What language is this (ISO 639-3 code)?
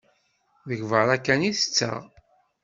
kab